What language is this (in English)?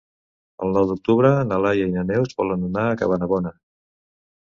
Catalan